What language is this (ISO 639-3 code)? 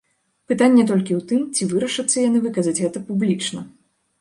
bel